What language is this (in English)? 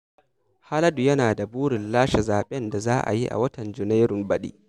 Hausa